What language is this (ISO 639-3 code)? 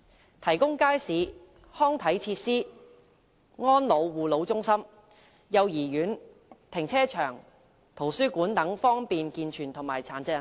yue